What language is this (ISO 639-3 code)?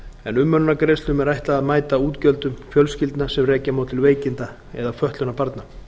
isl